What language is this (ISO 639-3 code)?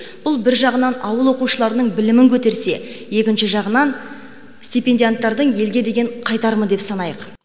kaz